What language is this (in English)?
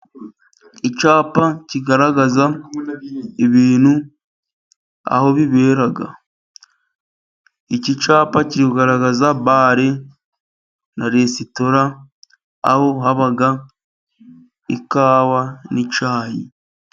Kinyarwanda